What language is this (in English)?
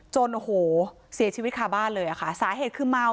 Thai